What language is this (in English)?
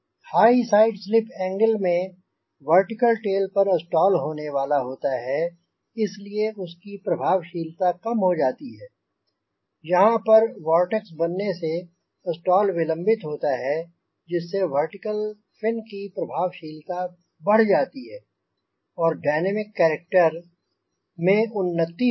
Hindi